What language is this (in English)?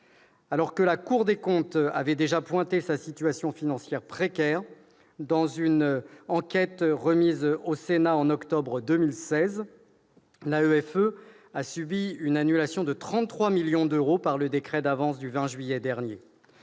French